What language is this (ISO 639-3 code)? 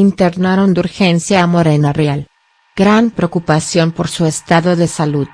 spa